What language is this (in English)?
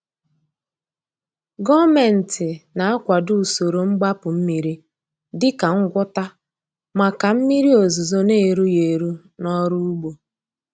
Igbo